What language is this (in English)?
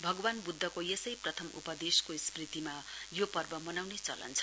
Nepali